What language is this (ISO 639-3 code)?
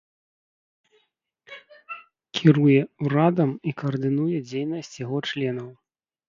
bel